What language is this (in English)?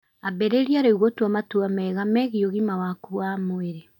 Kikuyu